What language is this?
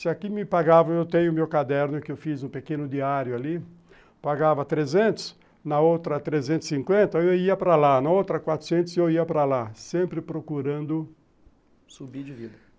Portuguese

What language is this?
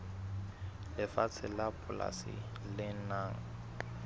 Southern Sotho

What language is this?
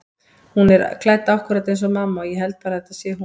Icelandic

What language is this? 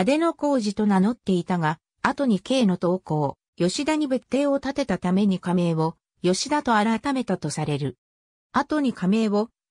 Japanese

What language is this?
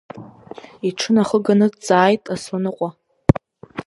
Abkhazian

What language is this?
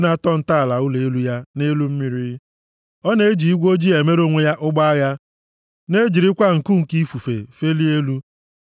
Igbo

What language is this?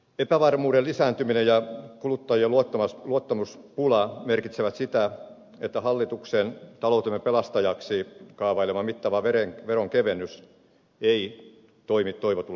Finnish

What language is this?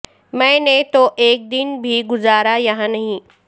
Urdu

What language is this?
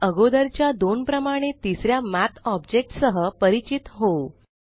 Marathi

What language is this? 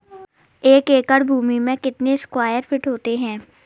Hindi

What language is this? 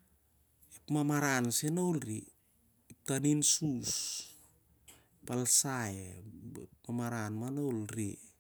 Siar-Lak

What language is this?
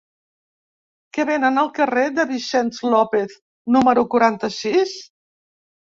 Catalan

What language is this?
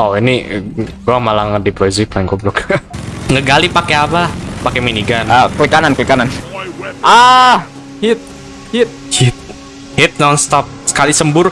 Indonesian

